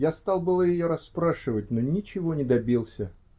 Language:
Russian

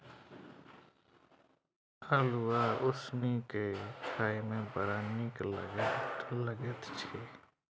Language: Maithili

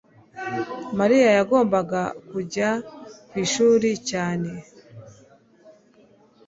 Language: Kinyarwanda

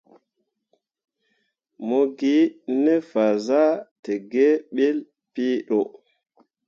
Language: Mundang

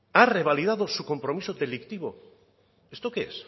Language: Spanish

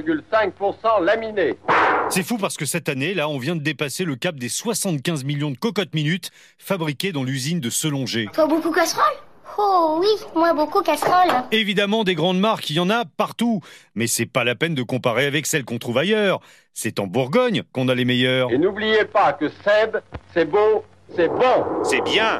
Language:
French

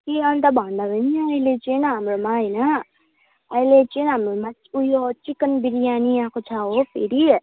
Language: Nepali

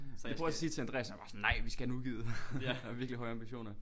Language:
Danish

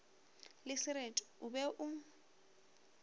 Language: Northern Sotho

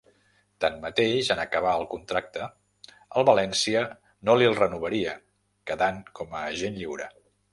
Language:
Catalan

